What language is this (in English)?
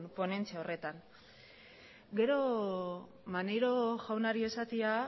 Basque